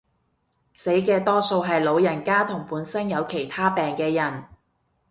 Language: Cantonese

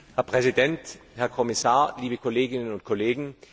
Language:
German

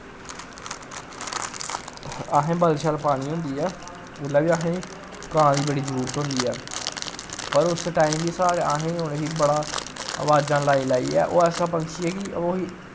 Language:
Dogri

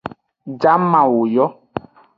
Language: Aja (Benin)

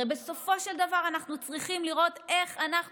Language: Hebrew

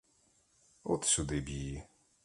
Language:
Ukrainian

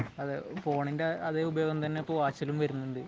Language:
Malayalam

